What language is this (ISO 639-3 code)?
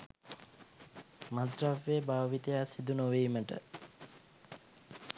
sin